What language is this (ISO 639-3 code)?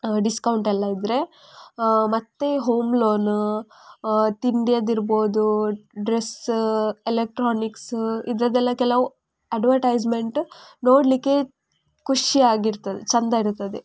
kan